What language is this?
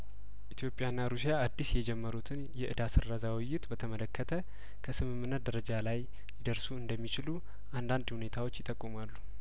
Amharic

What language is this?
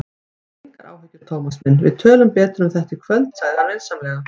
Icelandic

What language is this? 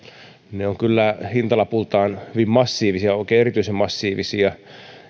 Finnish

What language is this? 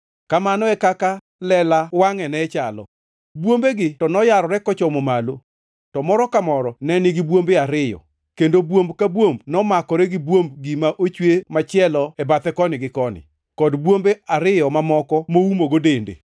Luo (Kenya and Tanzania)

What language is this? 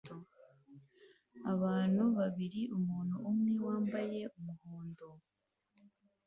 Kinyarwanda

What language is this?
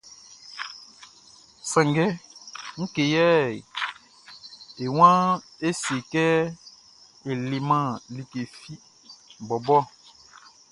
Baoulé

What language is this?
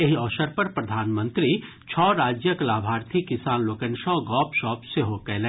Maithili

